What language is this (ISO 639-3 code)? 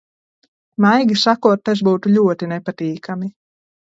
lav